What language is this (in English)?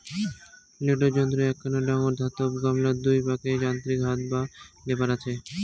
Bangla